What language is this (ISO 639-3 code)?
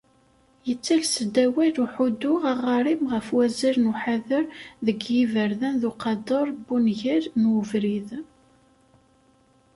kab